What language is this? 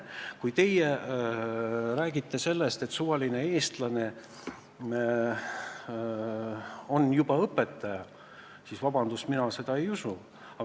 Estonian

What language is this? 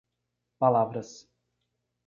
Portuguese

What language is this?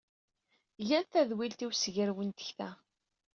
Kabyle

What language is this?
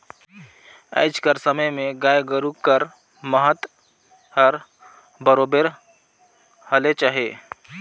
Chhattisgarhi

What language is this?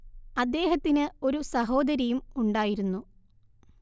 Malayalam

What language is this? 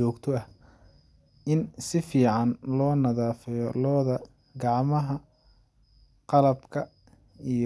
Somali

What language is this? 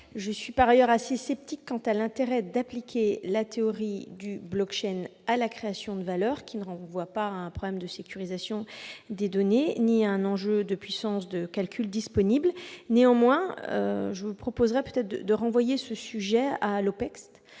French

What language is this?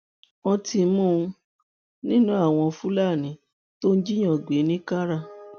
Yoruba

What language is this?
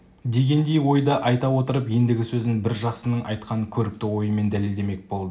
Kazakh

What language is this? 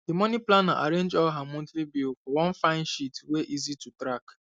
Nigerian Pidgin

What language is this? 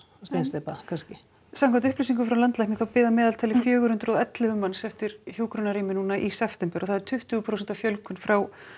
Icelandic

